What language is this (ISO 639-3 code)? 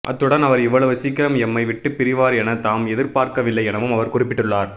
tam